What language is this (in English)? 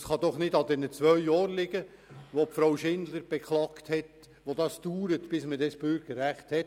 Swiss German